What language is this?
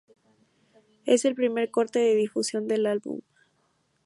Spanish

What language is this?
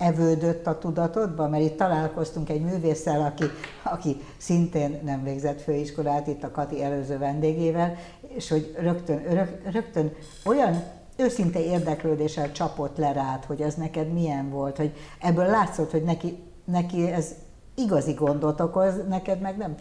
Hungarian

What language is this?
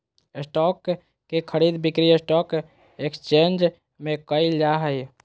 Magahi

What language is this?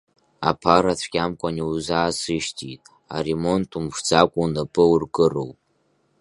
Abkhazian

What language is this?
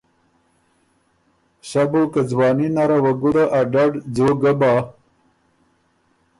Ormuri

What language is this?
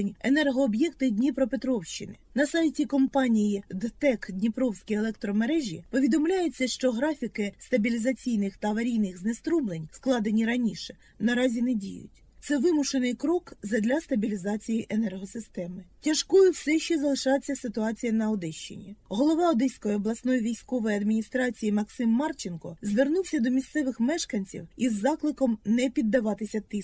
Ukrainian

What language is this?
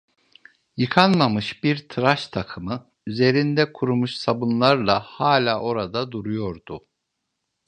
Turkish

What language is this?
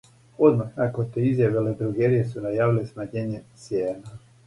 Serbian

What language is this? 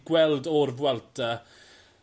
Welsh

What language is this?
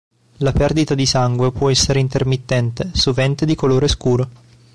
Italian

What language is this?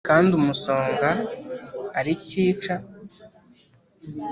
Kinyarwanda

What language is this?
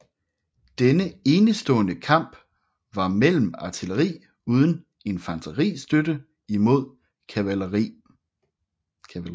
Danish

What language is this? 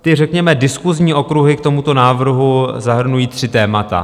Czech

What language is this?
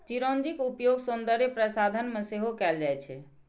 Maithili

